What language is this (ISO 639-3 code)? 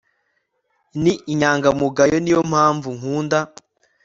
kin